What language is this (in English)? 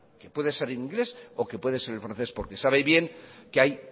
Spanish